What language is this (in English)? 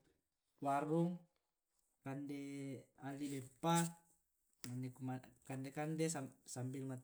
Tae'